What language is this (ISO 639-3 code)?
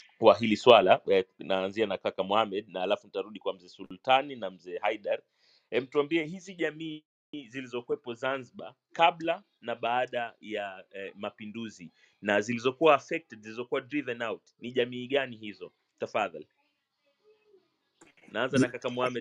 swa